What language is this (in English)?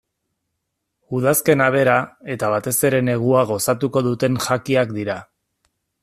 Basque